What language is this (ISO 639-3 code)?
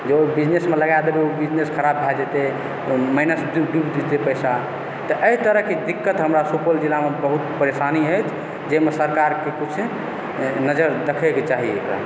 mai